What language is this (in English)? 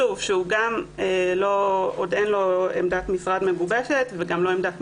Hebrew